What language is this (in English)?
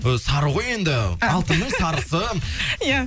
Kazakh